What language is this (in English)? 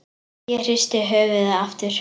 Icelandic